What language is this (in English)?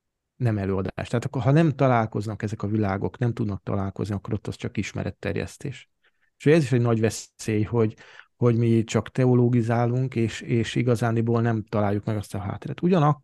Hungarian